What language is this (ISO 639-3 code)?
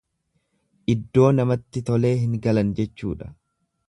orm